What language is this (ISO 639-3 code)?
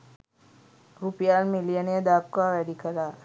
sin